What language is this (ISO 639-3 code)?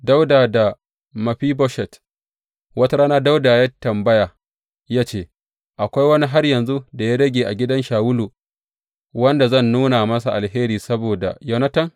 hau